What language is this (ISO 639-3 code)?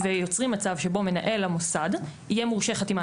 heb